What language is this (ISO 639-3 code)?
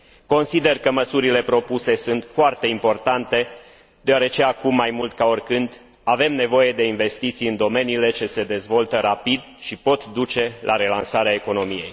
ron